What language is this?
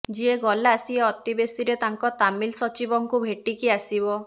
Odia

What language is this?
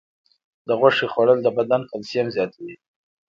Pashto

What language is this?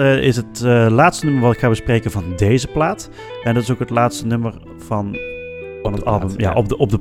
Dutch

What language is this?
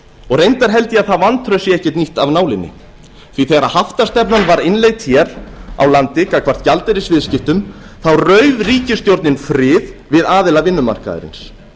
Icelandic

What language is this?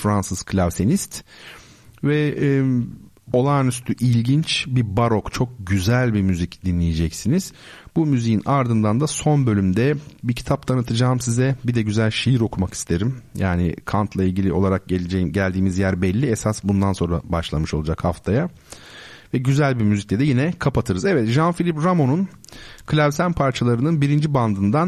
Turkish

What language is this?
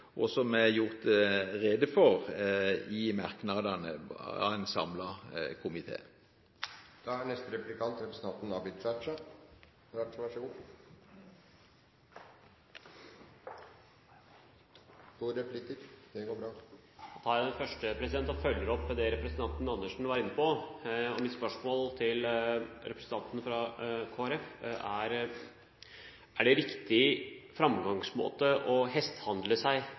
Norwegian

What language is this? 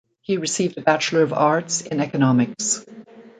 English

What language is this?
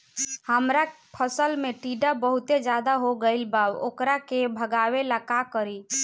Bhojpuri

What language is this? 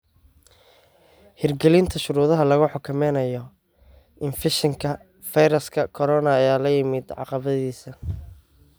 Somali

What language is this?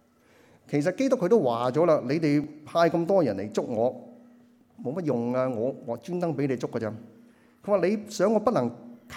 Chinese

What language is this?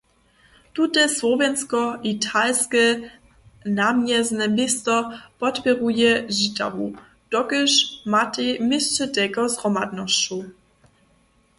Upper Sorbian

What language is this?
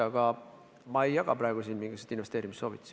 Estonian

